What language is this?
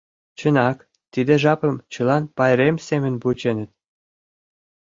Mari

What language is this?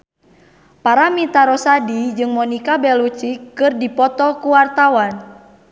Sundanese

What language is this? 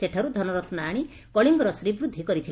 Odia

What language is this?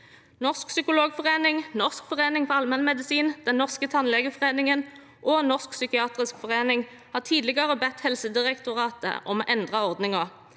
Norwegian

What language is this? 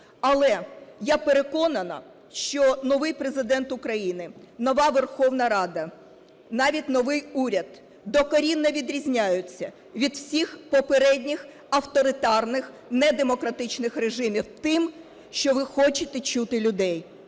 Ukrainian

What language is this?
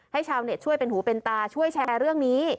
Thai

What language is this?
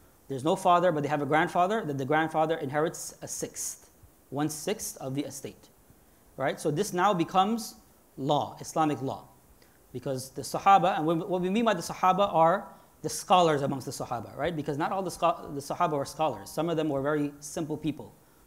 English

